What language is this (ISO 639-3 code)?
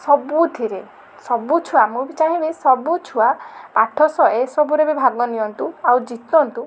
ori